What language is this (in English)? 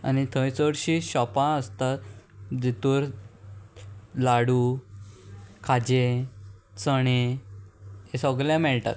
Konkani